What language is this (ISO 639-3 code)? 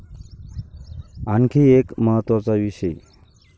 mar